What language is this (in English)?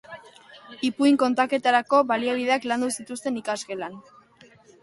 Basque